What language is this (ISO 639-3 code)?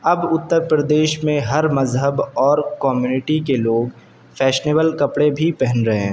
urd